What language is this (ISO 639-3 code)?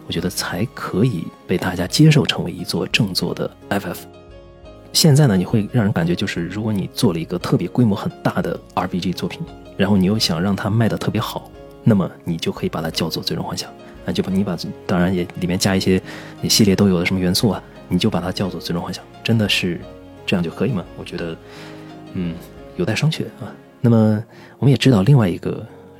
zho